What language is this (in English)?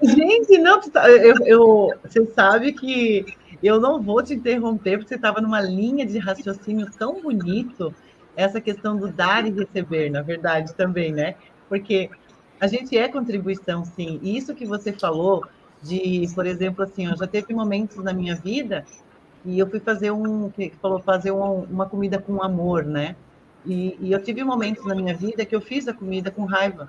Portuguese